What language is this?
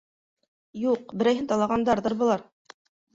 Bashkir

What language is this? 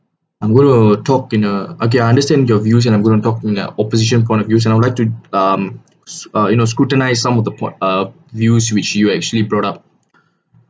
English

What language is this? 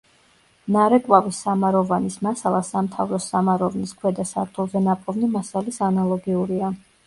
Georgian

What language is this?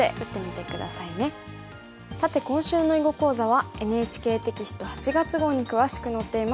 Japanese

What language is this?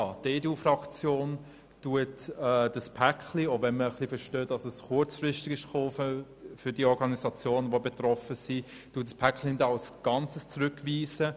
Swiss German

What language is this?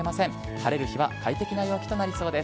Japanese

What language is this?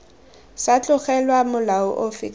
Tswana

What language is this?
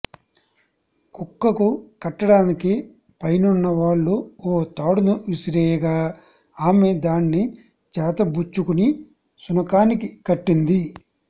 Telugu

